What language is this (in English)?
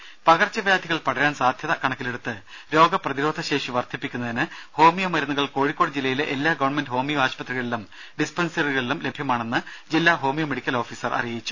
Malayalam